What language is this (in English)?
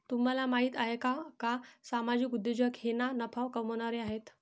Marathi